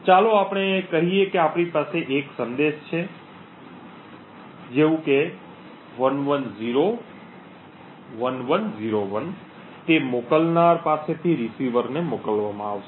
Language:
Gujarati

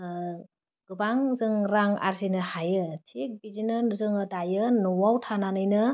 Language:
Bodo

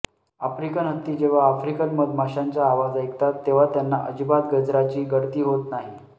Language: Marathi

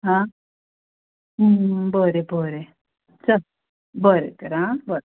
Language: Konkani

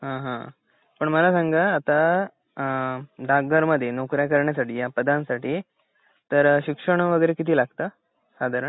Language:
Marathi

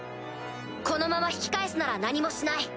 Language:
Japanese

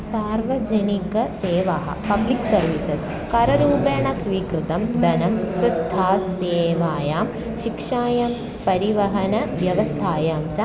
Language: Sanskrit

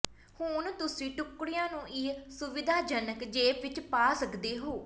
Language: Punjabi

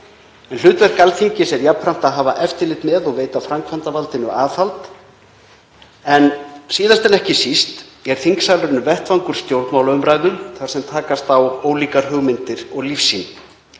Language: Icelandic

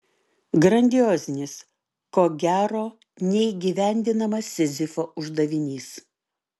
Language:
Lithuanian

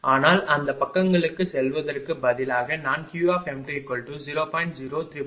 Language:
Tamil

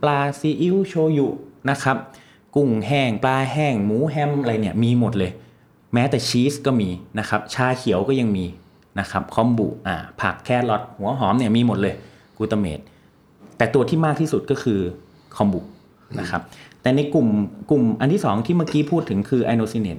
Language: Thai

